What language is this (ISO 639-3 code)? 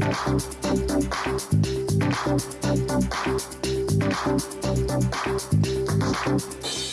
nld